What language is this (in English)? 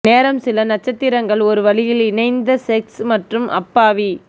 Tamil